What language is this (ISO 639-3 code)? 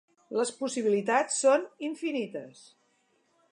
cat